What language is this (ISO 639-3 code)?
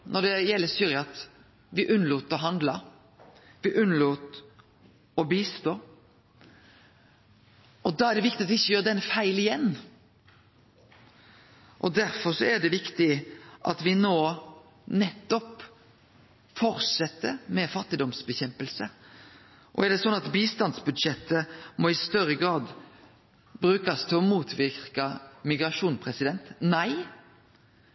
nno